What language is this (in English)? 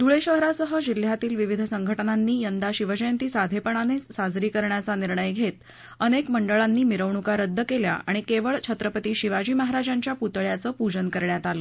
Marathi